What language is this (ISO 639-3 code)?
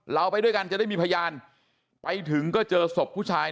tha